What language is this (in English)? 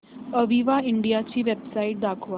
Marathi